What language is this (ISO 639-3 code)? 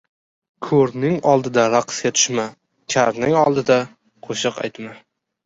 uzb